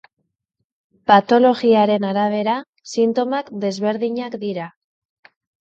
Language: Basque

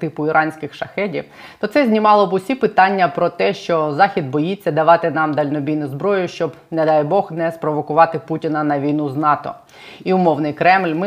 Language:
Ukrainian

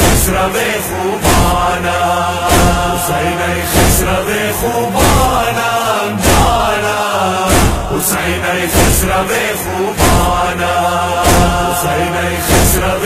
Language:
Arabic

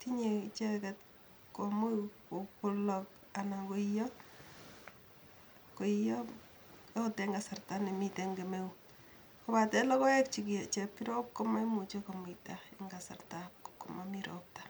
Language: Kalenjin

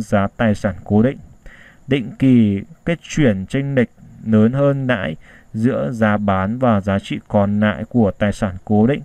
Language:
Vietnamese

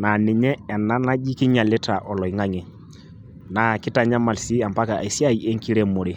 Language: Masai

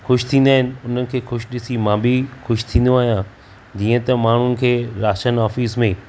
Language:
Sindhi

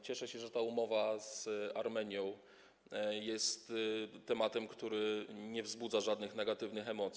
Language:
Polish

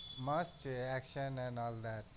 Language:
Gujarati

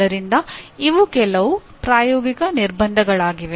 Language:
Kannada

